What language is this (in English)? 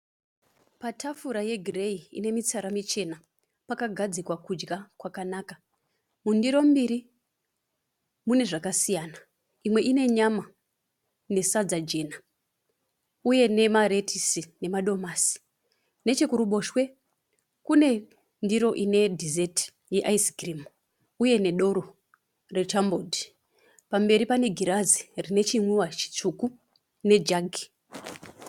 Shona